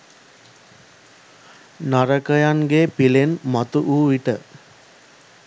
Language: Sinhala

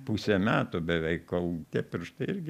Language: Lithuanian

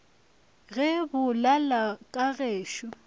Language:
Northern Sotho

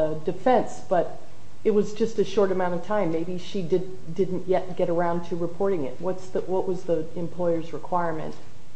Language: English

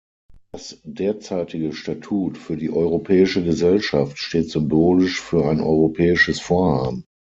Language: German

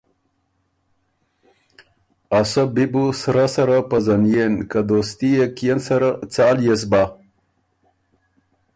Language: Ormuri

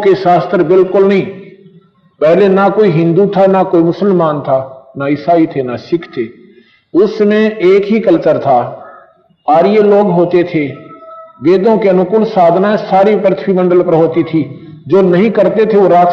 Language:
Hindi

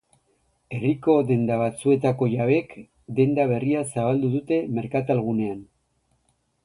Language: Basque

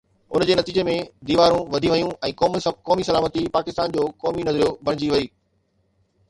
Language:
Sindhi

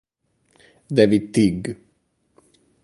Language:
Italian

